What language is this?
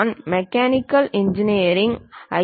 Tamil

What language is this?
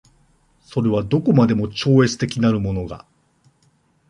Japanese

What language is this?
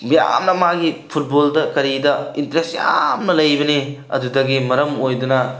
Manipuri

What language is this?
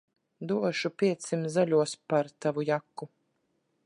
Latvian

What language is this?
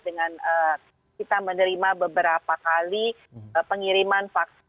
Indonesian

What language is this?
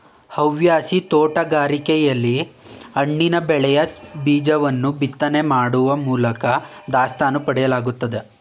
Kannada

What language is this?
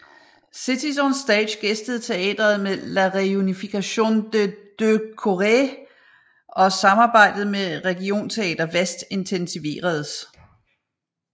Danish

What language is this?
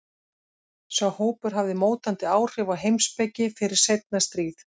Icelandic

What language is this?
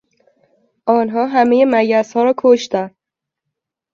Persian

